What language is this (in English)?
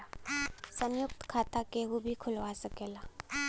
Bhojpuri